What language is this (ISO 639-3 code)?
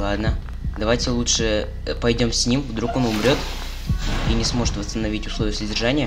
rus